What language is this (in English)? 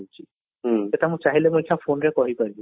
Odia